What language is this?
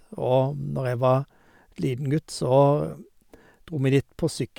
Norwegian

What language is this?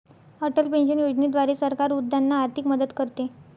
Marathi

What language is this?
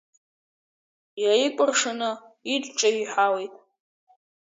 Abkhazian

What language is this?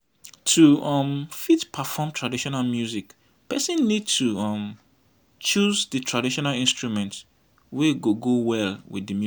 Nigerian Pidgin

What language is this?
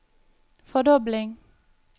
Norwegian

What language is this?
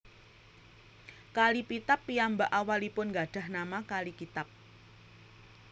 Javanese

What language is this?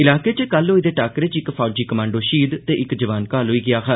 Dogri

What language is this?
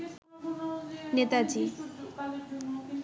Bangla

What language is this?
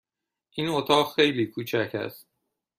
Persian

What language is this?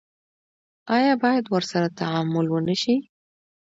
Pashto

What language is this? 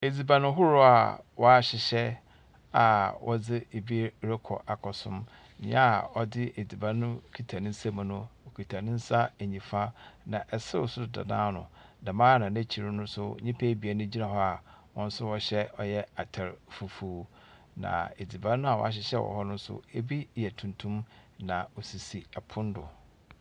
Akan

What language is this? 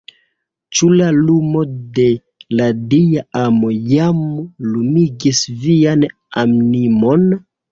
Esperanto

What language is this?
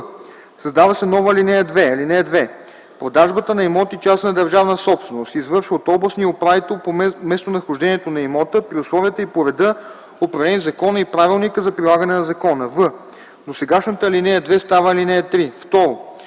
Bulgarian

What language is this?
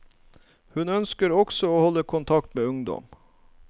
Norwegian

